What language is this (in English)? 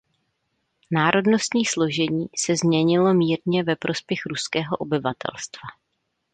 Czech